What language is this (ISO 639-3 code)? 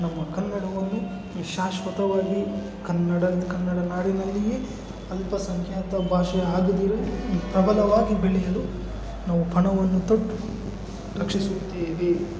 kan